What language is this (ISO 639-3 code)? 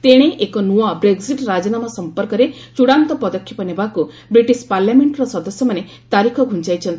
ori